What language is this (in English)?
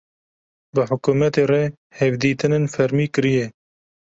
Kurdish